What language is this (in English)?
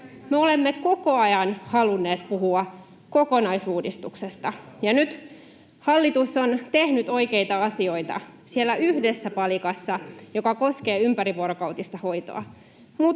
Finnish